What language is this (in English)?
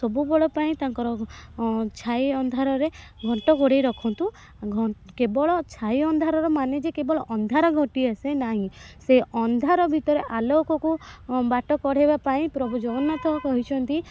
Odia